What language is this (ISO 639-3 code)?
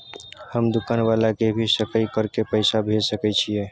mai